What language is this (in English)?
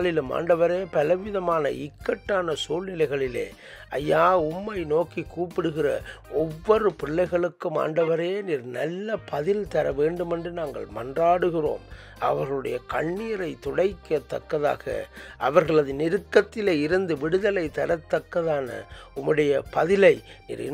Japanese